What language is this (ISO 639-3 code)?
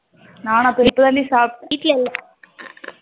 tam